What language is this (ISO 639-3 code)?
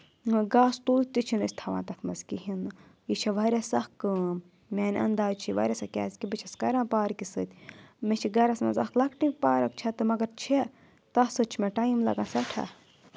kas